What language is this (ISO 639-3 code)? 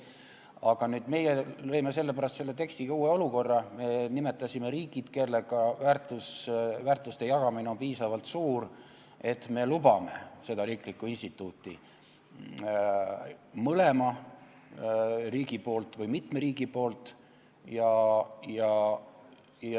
est